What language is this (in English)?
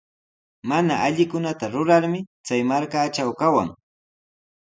Sihuas Ancash Quechua